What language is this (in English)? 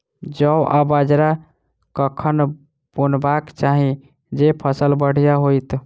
Maithili